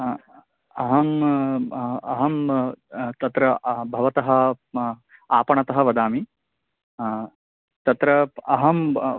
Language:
Sanskrit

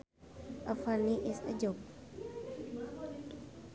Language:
Sundanese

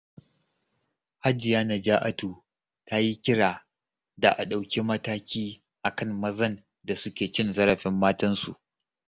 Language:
Hausa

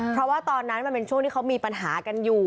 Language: Thai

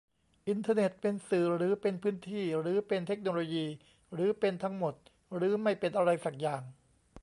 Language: Thai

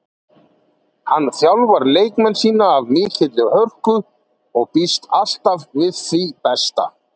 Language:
Icelandic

